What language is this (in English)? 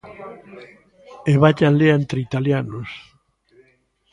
Galician